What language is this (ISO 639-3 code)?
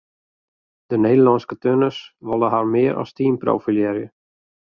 fry